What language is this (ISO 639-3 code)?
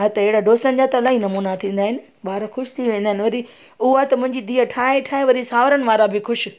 snd